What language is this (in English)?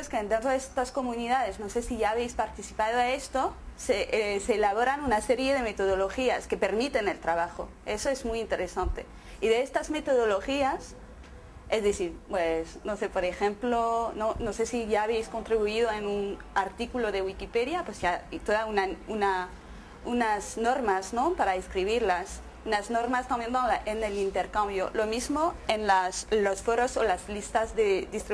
Spanish